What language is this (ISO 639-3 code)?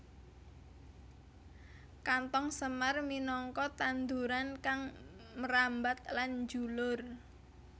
jav